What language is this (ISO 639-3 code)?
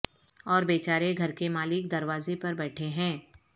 urd